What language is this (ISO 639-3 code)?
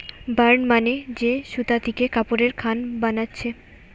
ben